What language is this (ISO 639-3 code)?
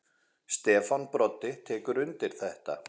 isl